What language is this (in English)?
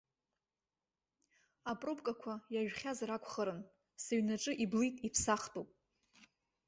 Abkhazian